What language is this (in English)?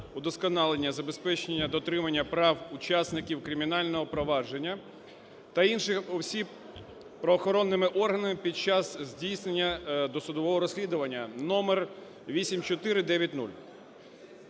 Ukrainian